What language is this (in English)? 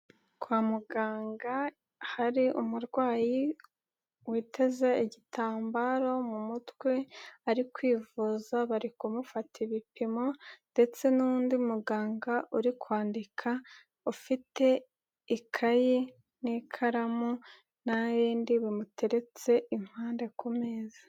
Kinyarwanda